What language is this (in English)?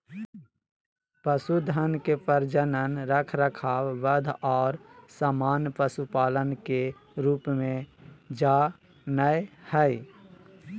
Magahi